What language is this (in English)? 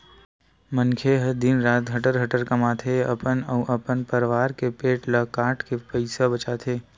Chhattisgarhi